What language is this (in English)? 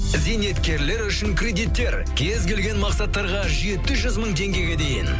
Kazakh